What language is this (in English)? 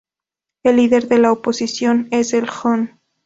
Spanish